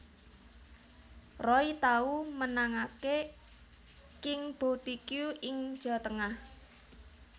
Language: Javanese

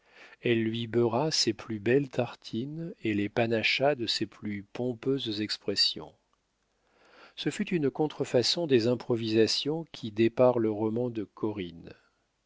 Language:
French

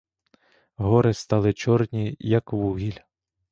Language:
Ukrainian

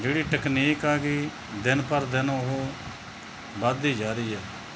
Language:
Punjabi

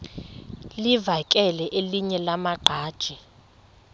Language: Xhosa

